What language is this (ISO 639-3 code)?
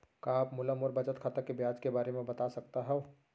hne